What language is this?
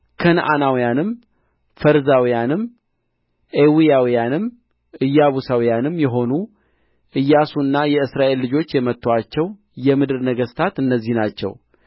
Amharic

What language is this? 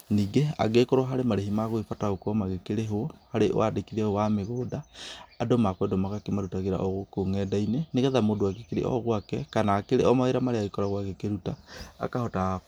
Kikuyu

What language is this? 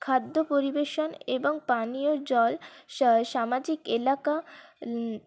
Bangla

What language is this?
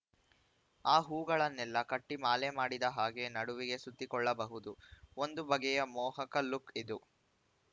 Kannada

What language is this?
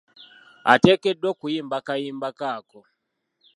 Ganda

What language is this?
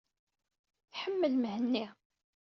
Kabyle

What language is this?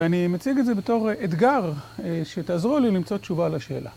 Hebrew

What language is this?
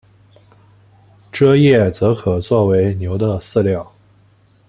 Chinese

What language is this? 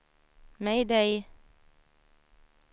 Swedish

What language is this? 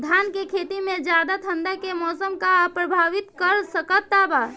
Bhojpuri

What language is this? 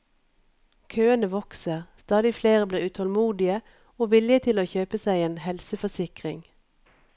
Norwegian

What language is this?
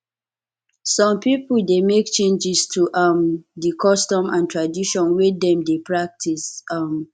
Nigerian Pidgin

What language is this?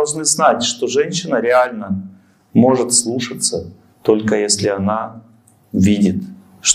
Russian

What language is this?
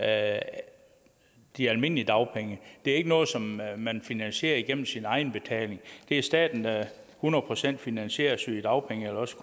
Danish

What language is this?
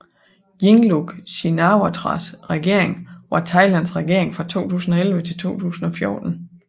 Danish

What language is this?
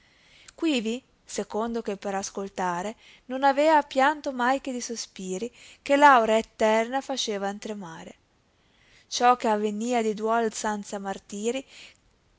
Italian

